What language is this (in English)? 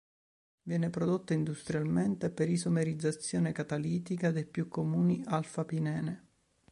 Italian